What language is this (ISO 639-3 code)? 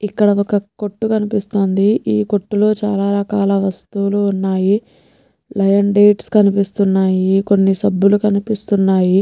tel